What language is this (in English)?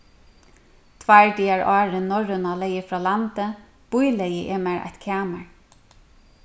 Faroese